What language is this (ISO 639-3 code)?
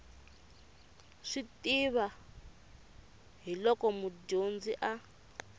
tso